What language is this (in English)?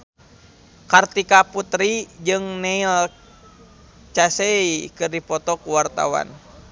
Sundanese